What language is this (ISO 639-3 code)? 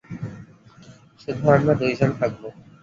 ben